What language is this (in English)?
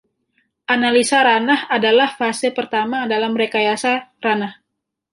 Indonesian